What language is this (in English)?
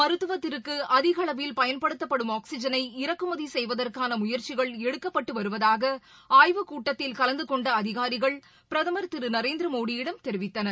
Tamil